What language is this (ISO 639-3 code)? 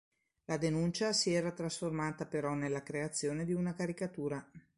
ita